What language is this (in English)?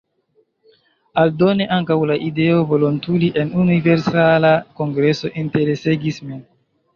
Esperanto